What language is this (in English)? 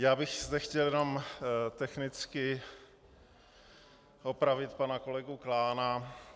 Czech